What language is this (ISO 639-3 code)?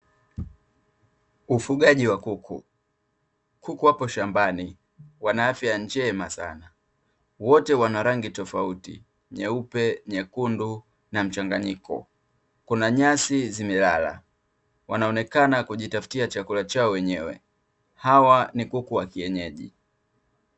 swa